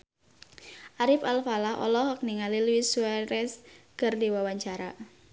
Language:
Sundanese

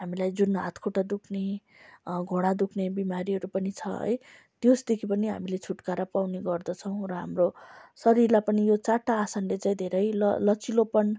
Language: Nepali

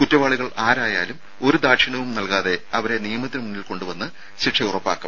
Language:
Malayalam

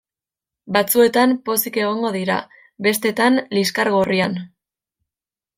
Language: Basque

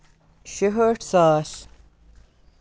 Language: Kashmiri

